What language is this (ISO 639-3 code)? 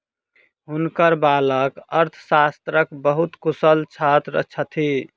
mai